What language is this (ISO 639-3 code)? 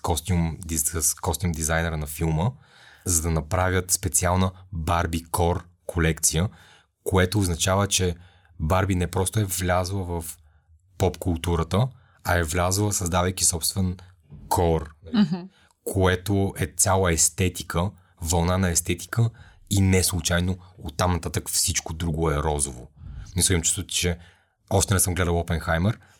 bul